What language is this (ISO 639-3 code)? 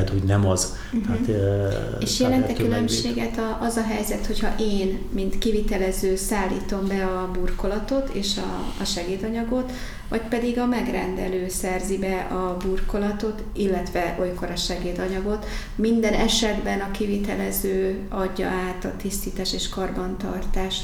hun